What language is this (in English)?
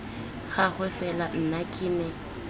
Tswana